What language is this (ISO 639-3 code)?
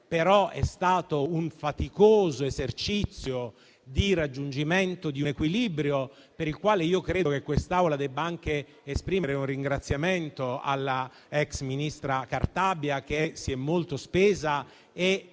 ita